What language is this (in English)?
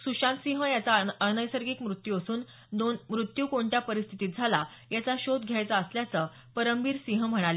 Marathi